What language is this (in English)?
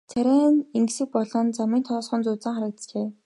Mongolian